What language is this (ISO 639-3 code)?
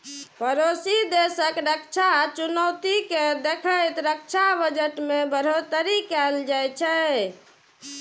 mai